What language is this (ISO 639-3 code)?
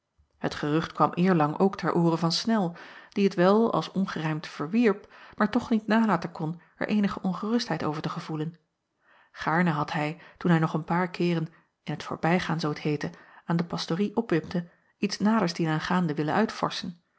nld